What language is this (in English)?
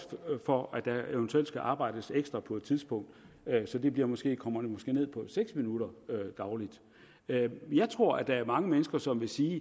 Danish